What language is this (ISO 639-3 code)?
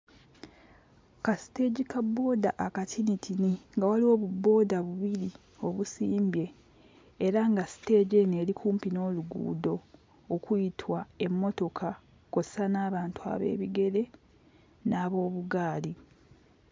lug